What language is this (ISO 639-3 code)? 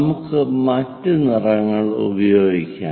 mal